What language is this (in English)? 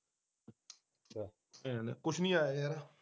Punjabi